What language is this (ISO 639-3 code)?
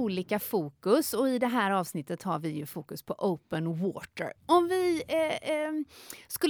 swe